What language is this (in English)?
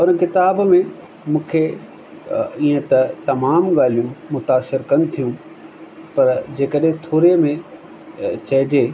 Sindhi